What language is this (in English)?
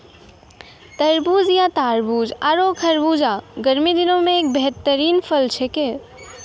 Maithili